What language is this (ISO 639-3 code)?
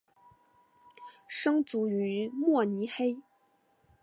zho